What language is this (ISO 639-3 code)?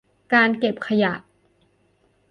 tha